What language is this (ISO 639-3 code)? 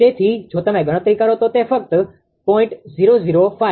guj